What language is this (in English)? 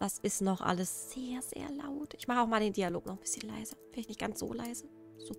German